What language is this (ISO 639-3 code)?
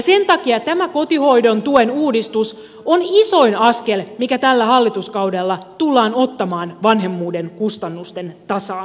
fin